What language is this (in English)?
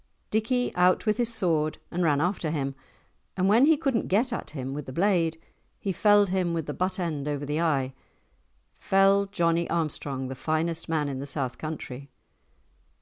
English